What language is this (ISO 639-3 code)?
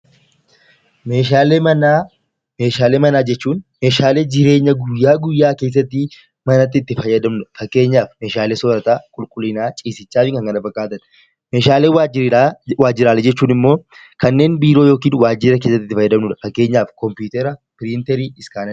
orm